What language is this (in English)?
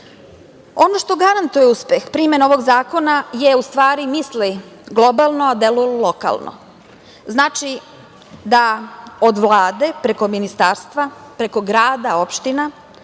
Serbian